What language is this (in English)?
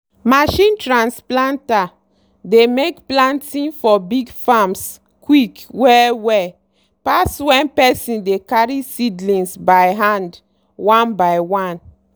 Nigerian Pidgin